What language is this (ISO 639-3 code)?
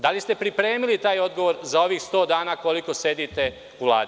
srp